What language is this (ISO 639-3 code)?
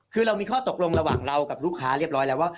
tha